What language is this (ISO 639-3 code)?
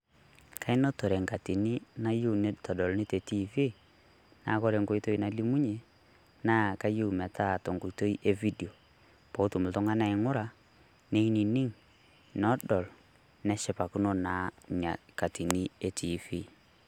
mas